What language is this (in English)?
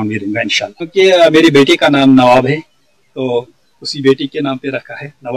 Urdu